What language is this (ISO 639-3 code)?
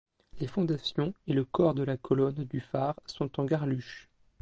fra